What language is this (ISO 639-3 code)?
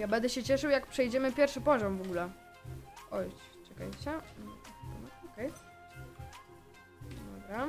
pol